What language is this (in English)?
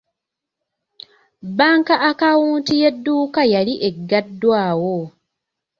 Ganda